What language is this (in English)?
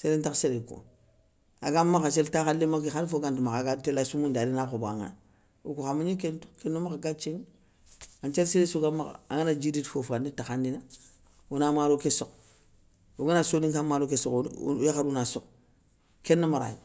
Soninke